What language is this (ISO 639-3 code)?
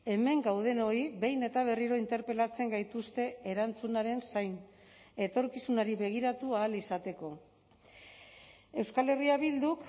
eus